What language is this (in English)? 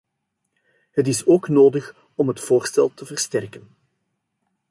Dutch